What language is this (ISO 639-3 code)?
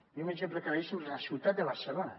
cat